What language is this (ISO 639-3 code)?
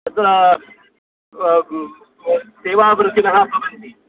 san